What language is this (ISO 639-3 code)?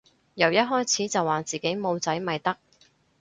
yue